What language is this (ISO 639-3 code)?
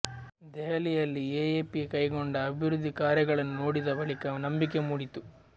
kan